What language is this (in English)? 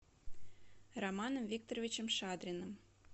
Russian